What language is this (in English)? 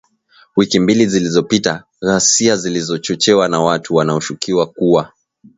Swahili